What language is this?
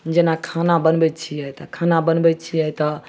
Maithili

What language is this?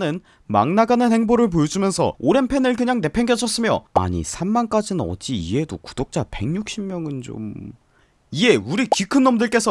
Korean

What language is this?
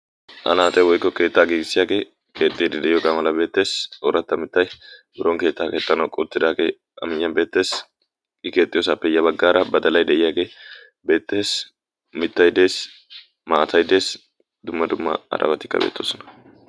Wolaytta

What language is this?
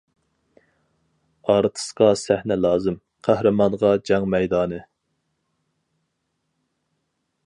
Uyghur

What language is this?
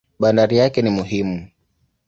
Swahili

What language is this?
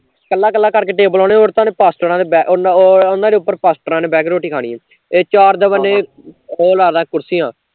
Punjabi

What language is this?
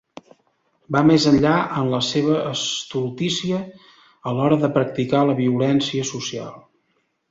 Catalan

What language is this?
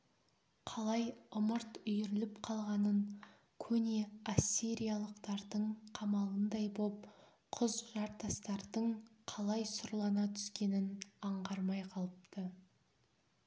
Kazakh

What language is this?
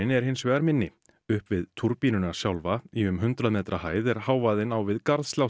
Icelandic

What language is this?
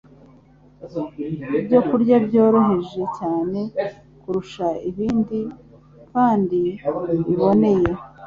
Kinyarwanda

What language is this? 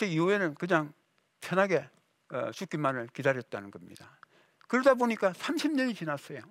Korean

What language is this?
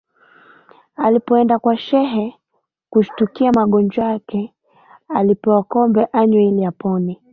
Swahili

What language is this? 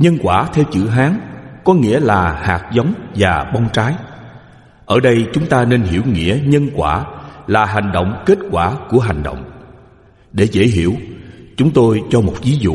Vietnamese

